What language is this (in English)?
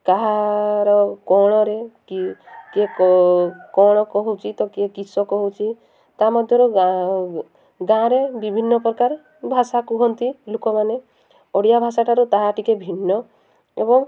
Odia